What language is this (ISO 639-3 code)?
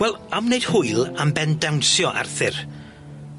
cym